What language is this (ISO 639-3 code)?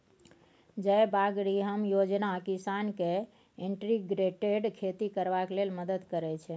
mai